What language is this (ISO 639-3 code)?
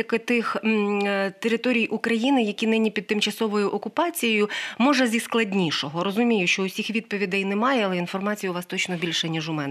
ukr